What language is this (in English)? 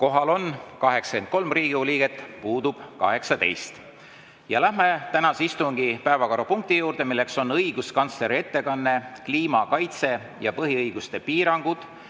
Estonian